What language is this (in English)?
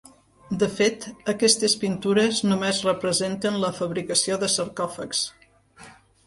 Catalan